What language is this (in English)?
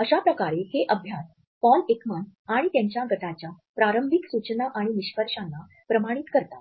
Marathi